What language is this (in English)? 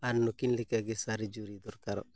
Santali